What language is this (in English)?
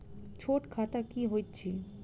Maithili